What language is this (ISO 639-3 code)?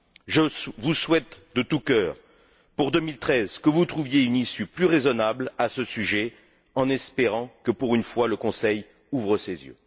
fra